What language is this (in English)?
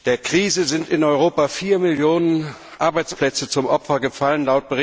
German